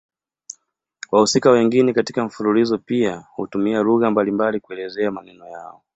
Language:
Swahili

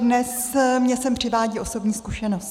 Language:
Czech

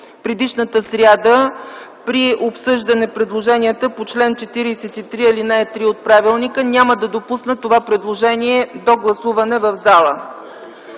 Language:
Bulgarian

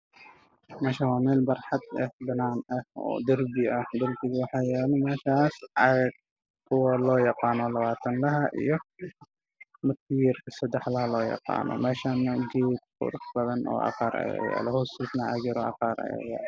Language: Somali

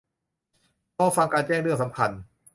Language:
Thai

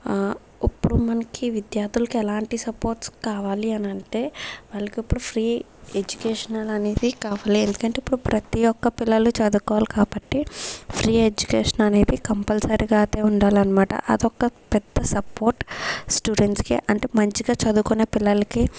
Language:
Telugu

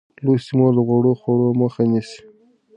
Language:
Pashto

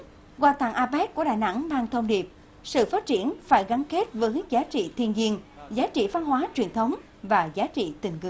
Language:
Vietnamese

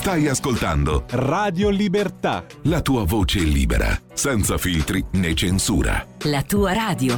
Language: Italian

